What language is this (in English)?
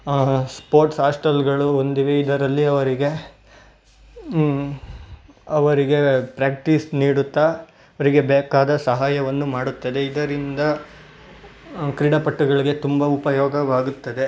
Kannada